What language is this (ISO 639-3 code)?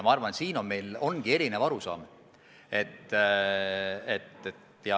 est